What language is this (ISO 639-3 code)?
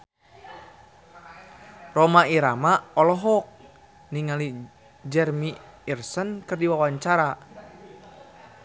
sun